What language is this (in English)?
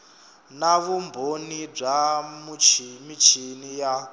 Tsonga